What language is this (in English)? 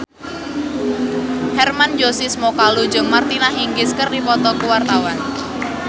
Sundanese